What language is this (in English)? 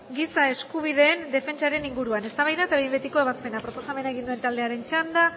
Basque